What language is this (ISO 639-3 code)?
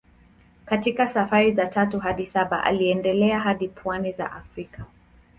swa